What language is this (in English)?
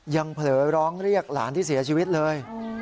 Thai